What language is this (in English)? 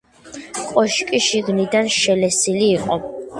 Georgian